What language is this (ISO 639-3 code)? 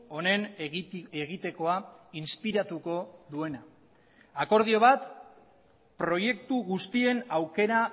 eus